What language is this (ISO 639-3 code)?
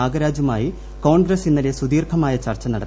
mal